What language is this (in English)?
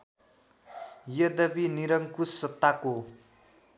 Nepali